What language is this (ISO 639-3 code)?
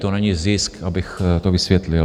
ces